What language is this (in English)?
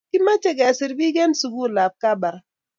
Kalenjin